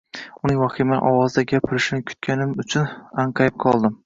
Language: Uzbek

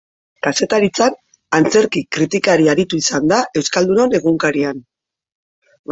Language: Basque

